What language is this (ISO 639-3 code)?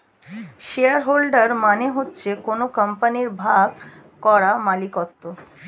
ben